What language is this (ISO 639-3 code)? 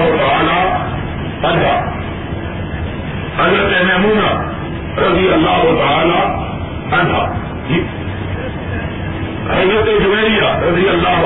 urd